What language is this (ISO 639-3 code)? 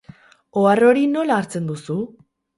eus